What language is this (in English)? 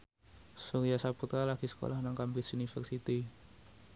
Javanese